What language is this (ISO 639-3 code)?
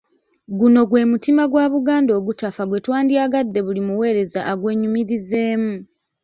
lug